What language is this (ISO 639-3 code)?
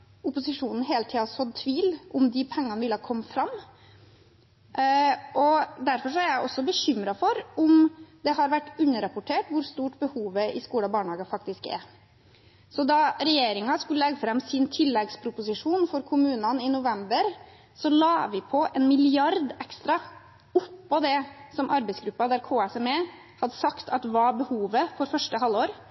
nob